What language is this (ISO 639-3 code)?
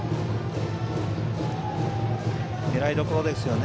jpn